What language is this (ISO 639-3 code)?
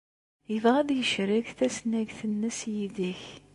kab